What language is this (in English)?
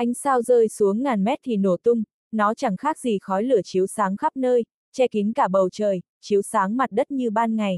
Vietnamese